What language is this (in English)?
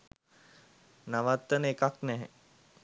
Sinhala